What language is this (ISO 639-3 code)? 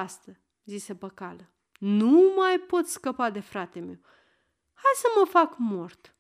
ron